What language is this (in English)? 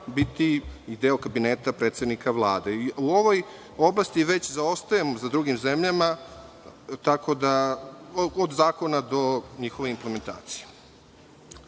Serbian